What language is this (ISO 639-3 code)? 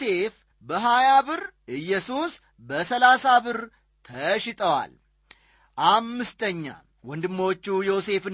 amh